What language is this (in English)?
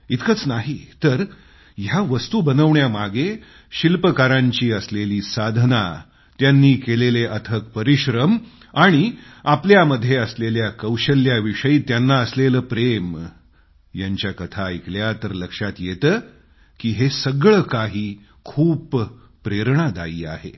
Marathi